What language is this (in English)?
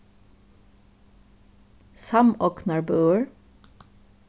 Faroese